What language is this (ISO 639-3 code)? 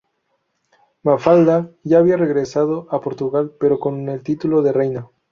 spa